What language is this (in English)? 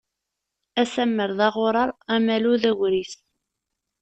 Kabyle